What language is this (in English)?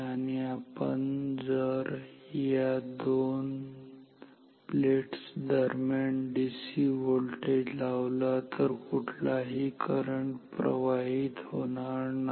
Marathi